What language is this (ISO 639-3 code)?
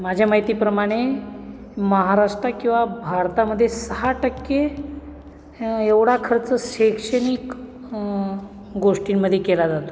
mar